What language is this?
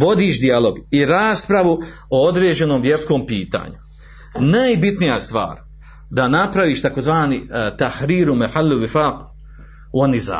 Croatian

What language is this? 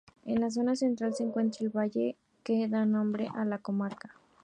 Spanish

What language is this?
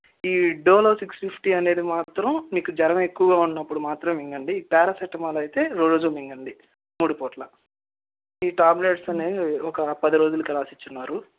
Telugu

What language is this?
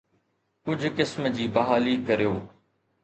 Sindhi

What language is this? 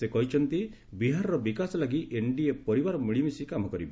Odia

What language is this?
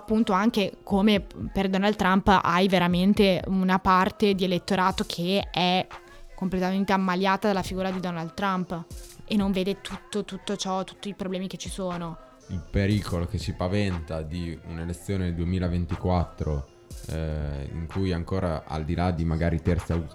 Italian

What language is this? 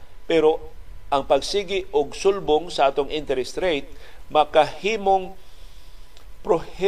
Filipino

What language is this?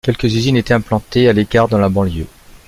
French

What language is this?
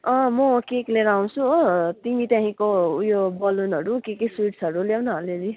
Nepali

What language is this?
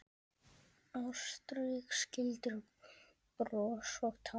Icelandic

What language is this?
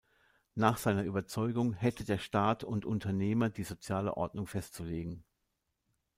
German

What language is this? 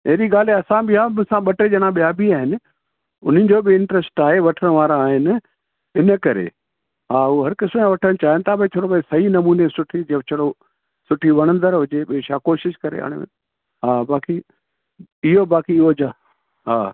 Sindhi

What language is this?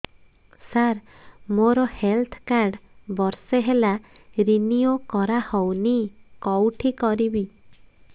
Odia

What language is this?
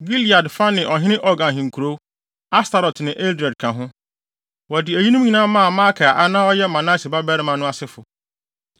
Akan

